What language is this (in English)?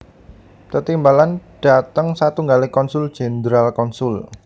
Javanese